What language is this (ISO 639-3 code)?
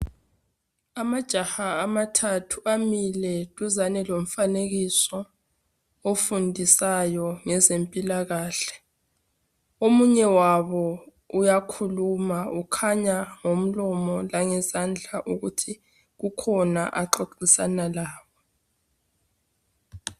nde